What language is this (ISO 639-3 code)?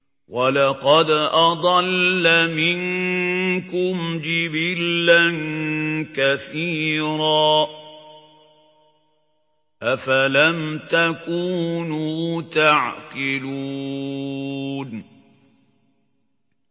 ara